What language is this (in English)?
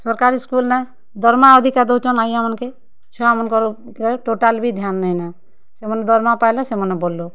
Odia